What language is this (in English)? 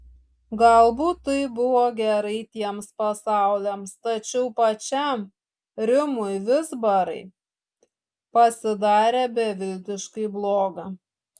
Lithuanian